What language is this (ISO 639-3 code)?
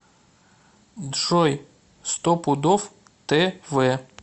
rus